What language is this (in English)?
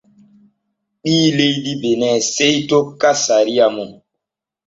Borgu Fulfulde